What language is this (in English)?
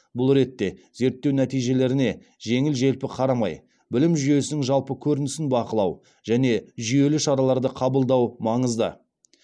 Kazakh